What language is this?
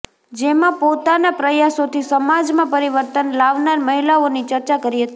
Gujarati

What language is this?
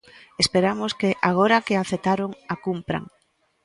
Galician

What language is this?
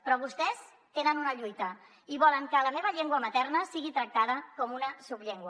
Catalan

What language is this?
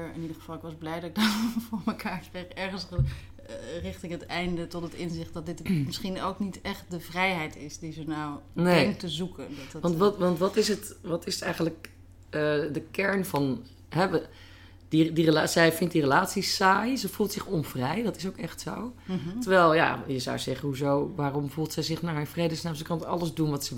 Dutch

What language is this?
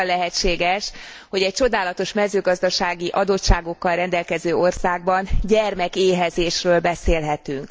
Hungarian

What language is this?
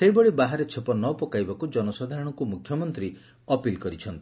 Odia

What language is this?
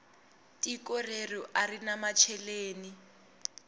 Tsonga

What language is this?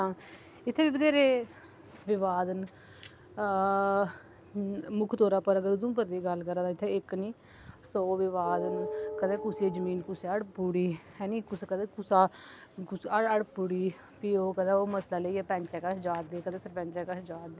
Dogri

